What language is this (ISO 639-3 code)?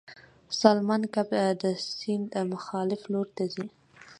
pus